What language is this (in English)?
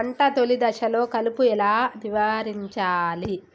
Telugu